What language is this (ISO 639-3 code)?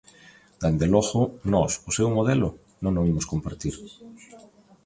glg